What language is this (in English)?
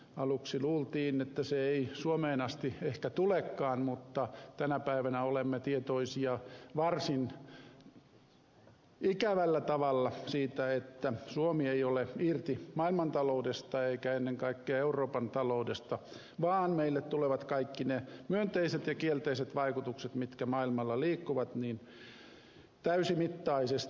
Finnish